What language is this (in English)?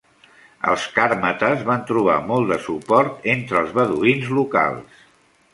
Catalan